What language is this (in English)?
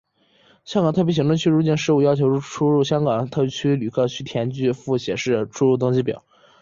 Chinese